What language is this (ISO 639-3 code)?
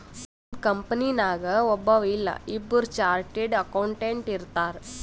kan